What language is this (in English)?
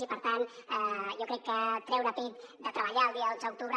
Catalan